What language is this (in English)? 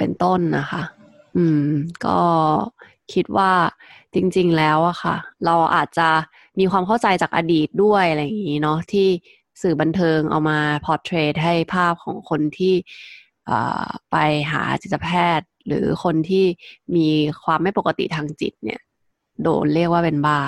Thai